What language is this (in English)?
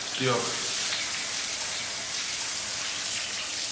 Welsh